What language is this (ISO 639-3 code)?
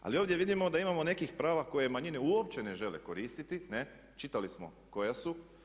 hrv